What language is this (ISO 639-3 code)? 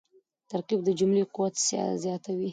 pus